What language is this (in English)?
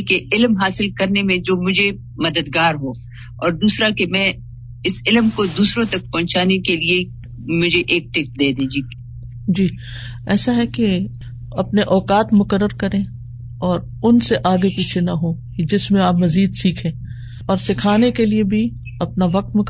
Urdu